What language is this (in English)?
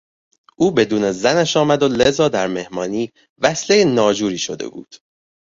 Persian